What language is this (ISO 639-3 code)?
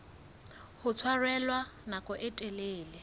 sot